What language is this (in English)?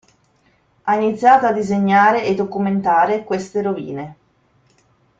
Italian